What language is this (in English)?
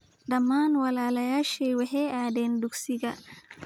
Somali